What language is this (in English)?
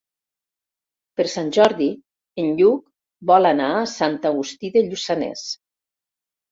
Catalan